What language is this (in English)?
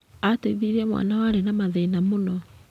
Kikuyu